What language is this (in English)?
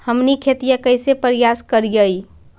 Magahi